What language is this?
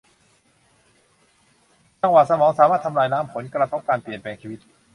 Thai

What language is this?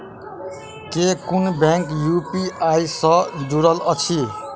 Maithili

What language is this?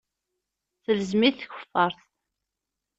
Kabyle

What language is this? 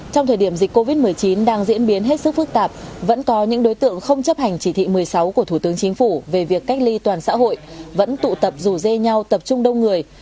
Vietnamese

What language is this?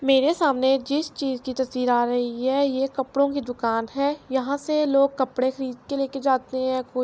Urdu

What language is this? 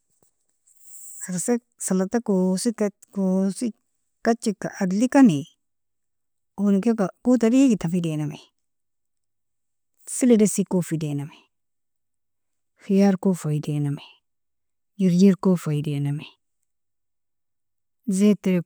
Nobiin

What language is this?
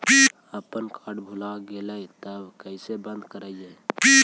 Magahi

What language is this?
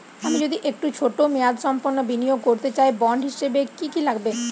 Bangla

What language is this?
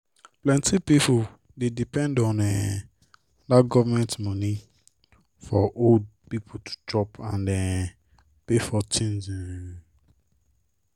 Nigerian Pidgin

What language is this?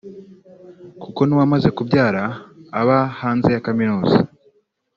Kinyarwanda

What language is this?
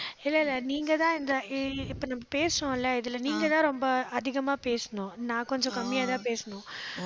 Tamil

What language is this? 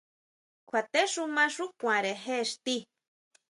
Huautla Mazatec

